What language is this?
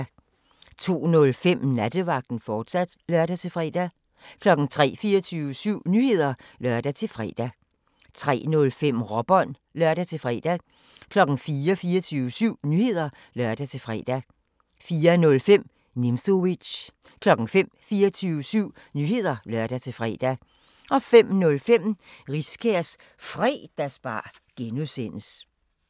Danish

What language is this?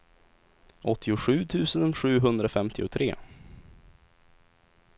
Swedish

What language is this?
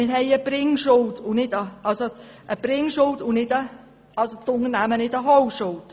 Swiss German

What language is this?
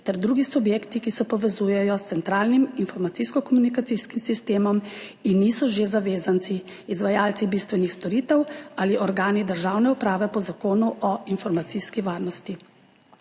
Slovenian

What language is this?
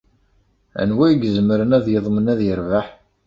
Kabyle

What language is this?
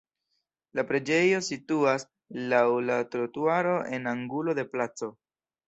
Esperanto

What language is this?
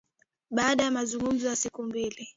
Swahili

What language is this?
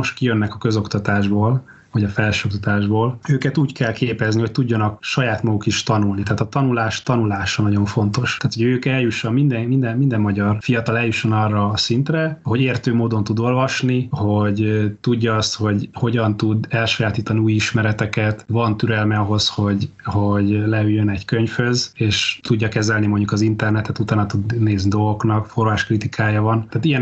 Hungarian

